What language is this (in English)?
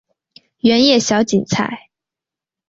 Chinese